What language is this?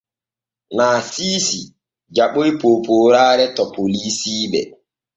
Borgu Fulfulde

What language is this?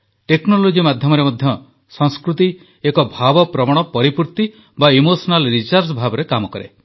Odia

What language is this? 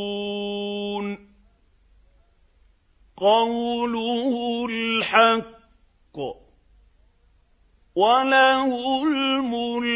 Arabic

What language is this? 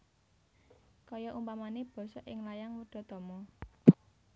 Javanese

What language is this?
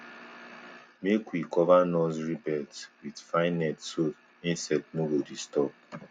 Nigerian Pidgin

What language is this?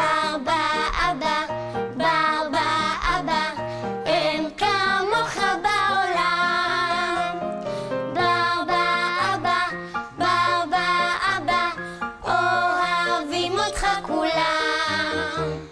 Hebrew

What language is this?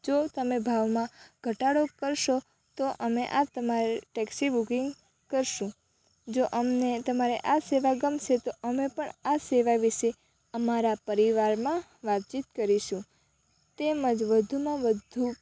Gujarati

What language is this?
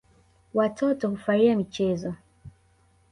Swahili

